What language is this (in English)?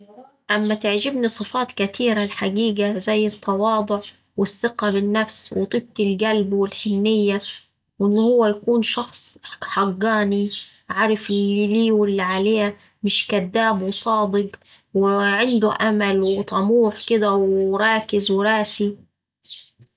Saidi Arabic